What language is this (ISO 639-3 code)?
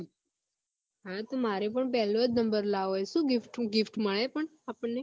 guj